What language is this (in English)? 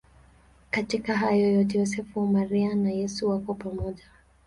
Swahili